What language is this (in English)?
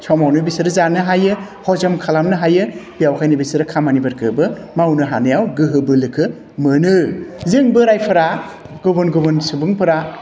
Bodo